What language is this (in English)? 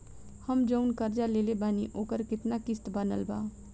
Bhojpuri